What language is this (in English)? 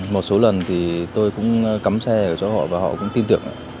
Vietnamese